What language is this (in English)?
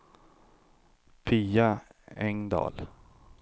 Swedish